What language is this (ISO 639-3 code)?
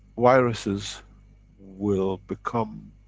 eng